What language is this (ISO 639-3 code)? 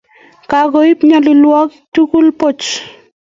kln